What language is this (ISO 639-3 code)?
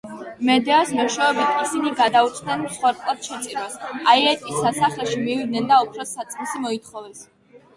kat